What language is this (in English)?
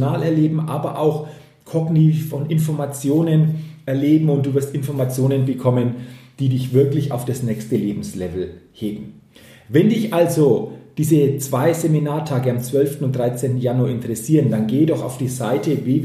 German